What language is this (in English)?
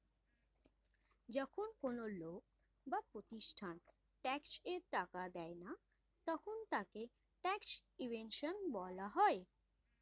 Bangla